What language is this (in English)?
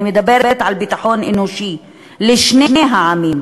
Hebrew